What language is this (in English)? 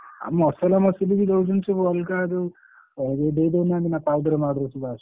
Odia